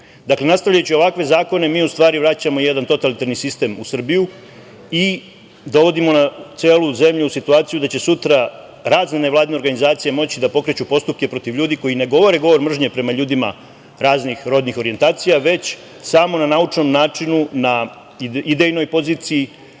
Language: Serbian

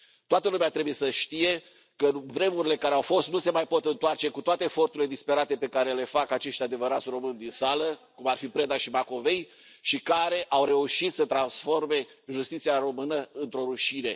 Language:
Romanian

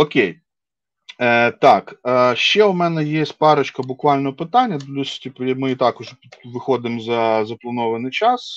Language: Ukrainian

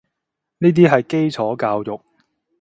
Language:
Cantonese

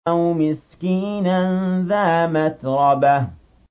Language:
Arabic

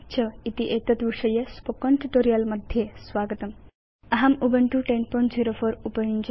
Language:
Sanskrit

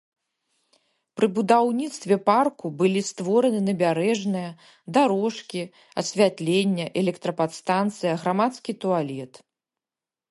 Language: Belarusian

